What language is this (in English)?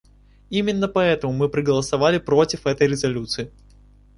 Russian